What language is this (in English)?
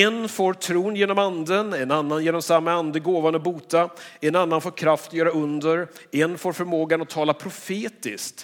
Swedish